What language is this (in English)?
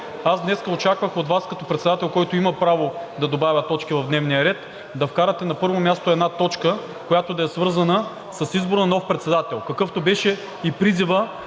Bulgarian